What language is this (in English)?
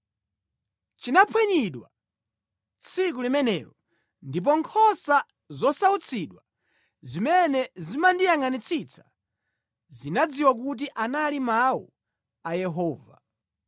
Nyanja